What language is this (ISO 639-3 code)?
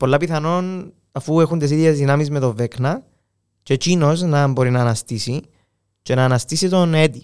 ell